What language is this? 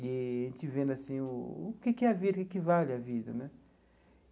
Portuguese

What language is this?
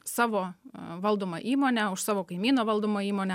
Lithuanian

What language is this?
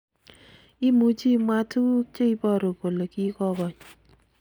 Kalenjin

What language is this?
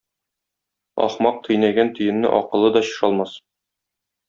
Tatar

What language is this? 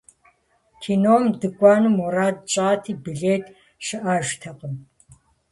Kabardian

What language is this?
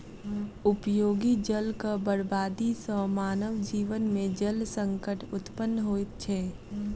Maithili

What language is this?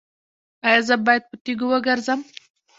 Pashto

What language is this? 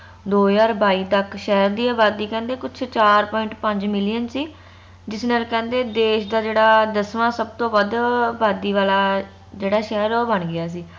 Punjabi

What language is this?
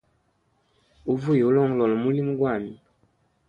Hemba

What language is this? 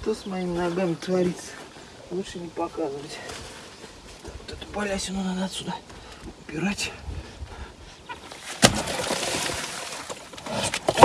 Russian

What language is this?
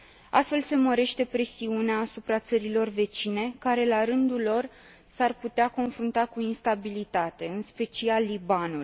Romanian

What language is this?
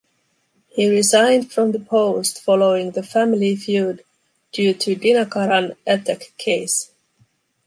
English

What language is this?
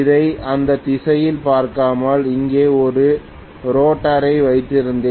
Tamil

